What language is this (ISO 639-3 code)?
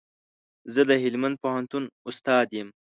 pus